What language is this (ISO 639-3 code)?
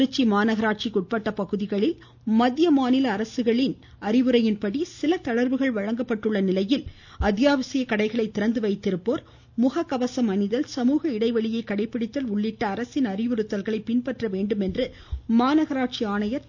tam